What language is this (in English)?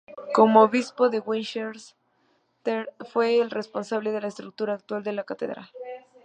Spanish